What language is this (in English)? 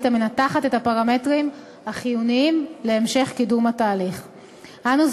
Hebrew